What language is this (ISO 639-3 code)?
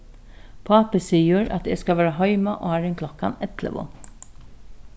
fao